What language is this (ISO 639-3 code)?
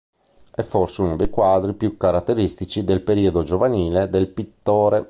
ita